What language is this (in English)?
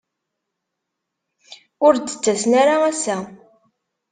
Kabyle